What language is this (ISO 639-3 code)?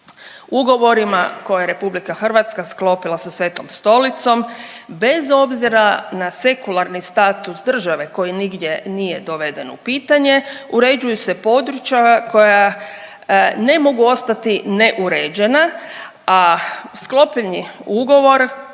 hrv